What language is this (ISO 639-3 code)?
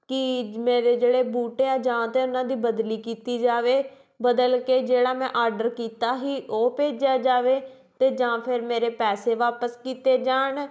pan